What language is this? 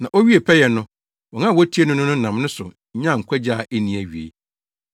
Akan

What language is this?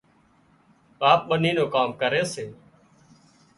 Wadiyara Koli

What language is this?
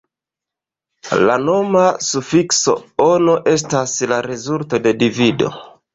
Esperanto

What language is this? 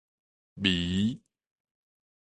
Min Nan Chinese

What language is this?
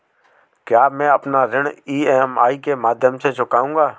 Hindi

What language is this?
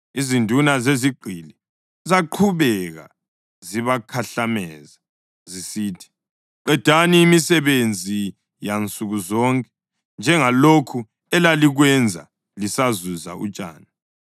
North Ndebele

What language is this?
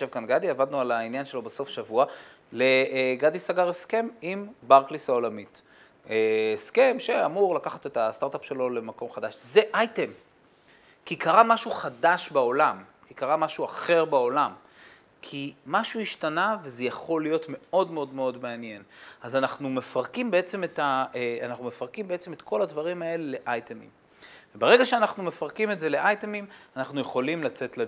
Hebrew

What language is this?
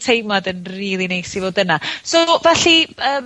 Welsh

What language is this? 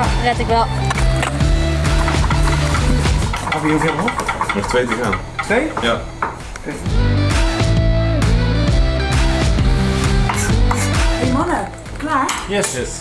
Dutch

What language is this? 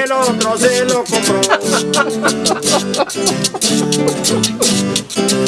Spanish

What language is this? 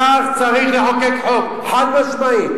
Hebrew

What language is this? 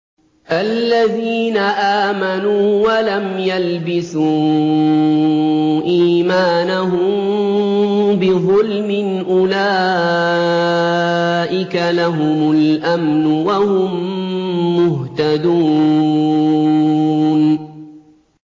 Arabic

